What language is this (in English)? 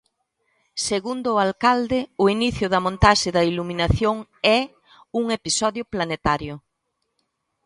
Galician